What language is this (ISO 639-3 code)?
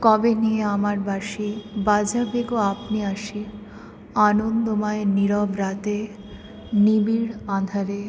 ben